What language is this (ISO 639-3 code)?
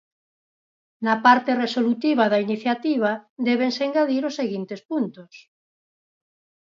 glg